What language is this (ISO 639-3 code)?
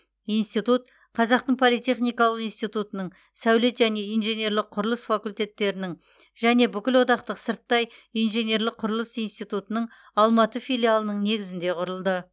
kaz